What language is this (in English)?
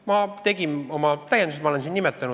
Estonian